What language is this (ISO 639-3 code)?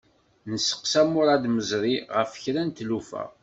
kab